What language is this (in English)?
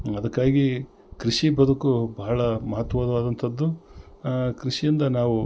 Kannada